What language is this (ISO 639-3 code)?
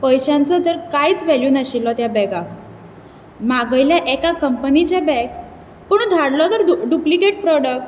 kok